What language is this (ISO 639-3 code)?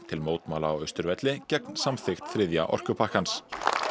isl